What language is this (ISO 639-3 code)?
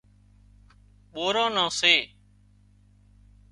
kxp